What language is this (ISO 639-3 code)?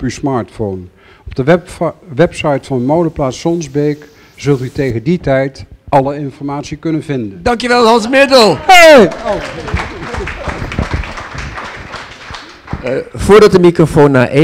nld